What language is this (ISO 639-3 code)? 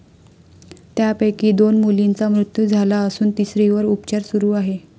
mar